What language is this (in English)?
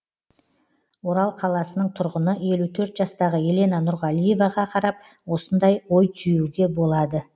Kazakh